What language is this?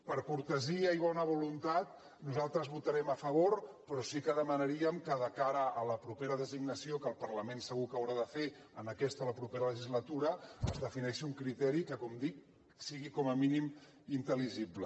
Catalan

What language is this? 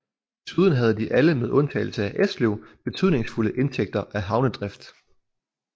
Danish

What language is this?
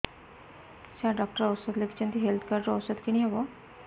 Odia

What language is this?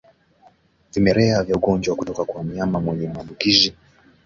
Swahili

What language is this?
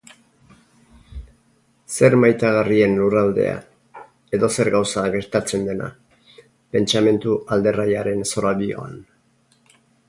Basque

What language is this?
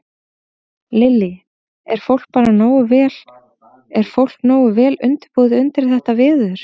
Icelandic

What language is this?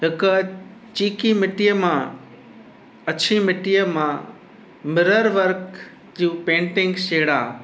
Sindhi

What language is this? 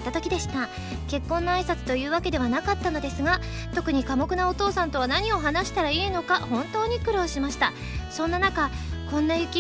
Japanese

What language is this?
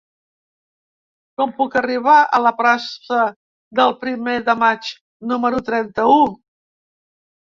Catalan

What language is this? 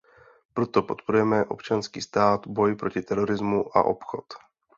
Czech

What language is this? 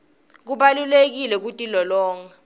Swati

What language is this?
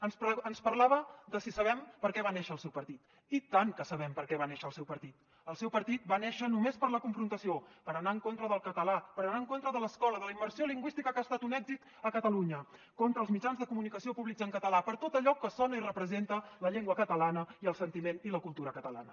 Catalan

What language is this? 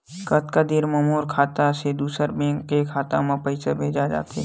Chhattisgarhi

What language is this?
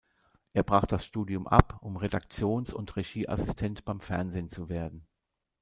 German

